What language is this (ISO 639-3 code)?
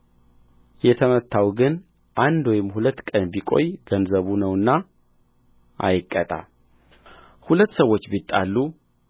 amh